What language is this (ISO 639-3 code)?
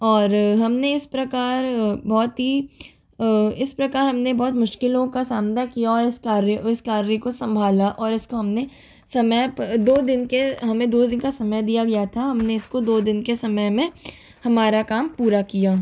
hin